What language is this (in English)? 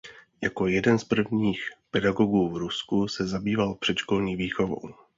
Czech